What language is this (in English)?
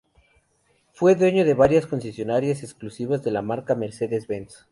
Spanish